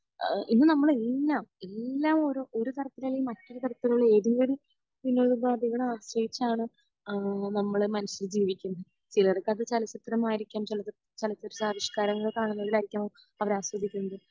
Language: Malayalam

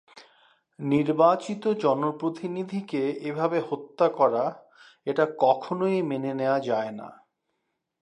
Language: Bangla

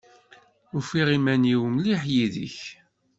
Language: Kabyle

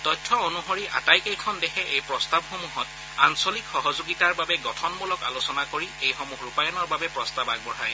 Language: Assamese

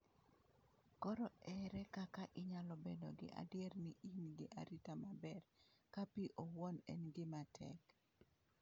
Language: Luo (Kenya and Tanzania)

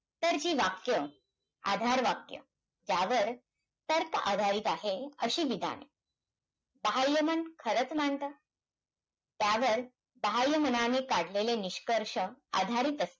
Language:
Marathi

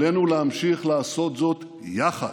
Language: Hebrew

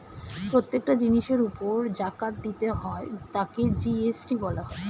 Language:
Bangla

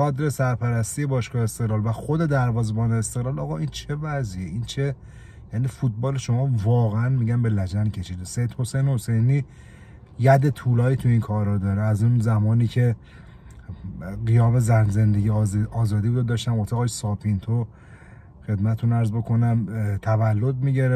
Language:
Persian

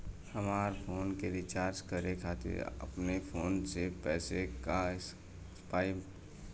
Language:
Bhojpuri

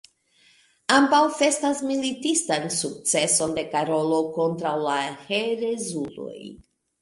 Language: Esperanto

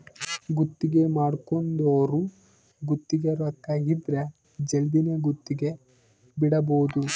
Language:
Kannada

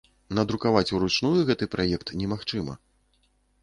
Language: Belarusian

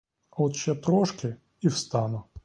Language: Ukrainian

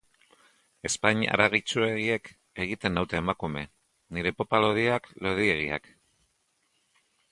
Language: Basque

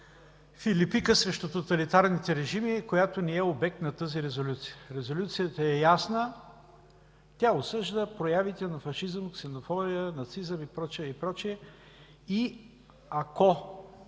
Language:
Bulgarian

